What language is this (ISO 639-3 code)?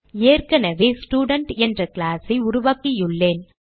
tam